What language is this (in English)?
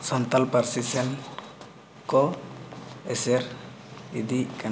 Santali